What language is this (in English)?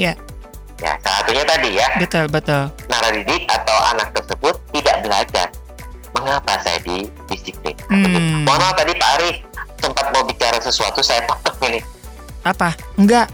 Indonesian